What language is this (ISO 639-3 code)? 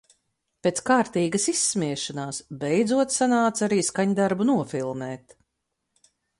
lav